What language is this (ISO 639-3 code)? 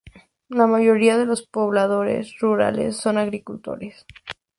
spa